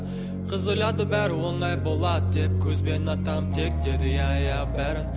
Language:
Kazakh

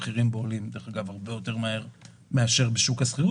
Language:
Hebrew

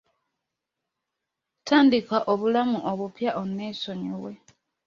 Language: Ganda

